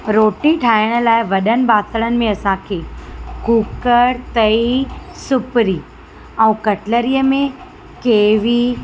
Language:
Sindhi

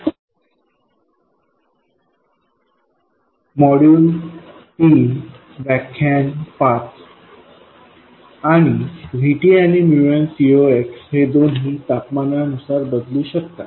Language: Marathi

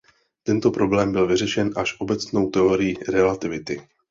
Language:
Czech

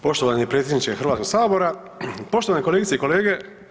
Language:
Croatian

